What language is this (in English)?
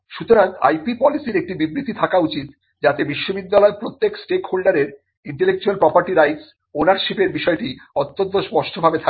Bangla